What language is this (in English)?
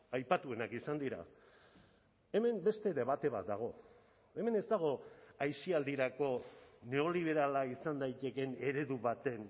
Basque